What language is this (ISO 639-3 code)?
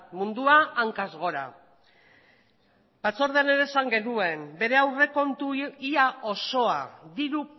eus